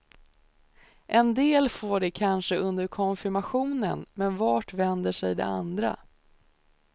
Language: Swedish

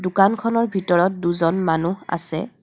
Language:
Assamese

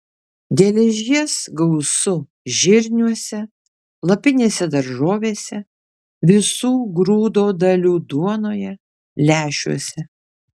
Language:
Lithuanian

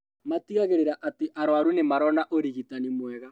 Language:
Kikuyu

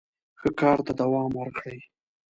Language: Pashto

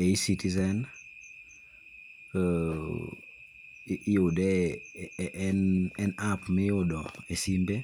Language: Luo (Kenya and Tanzania)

